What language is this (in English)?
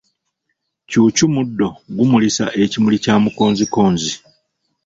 Ganda